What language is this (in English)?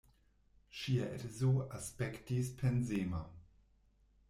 Esperanto